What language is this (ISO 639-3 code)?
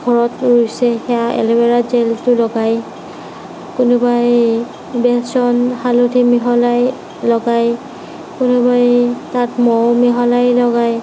asm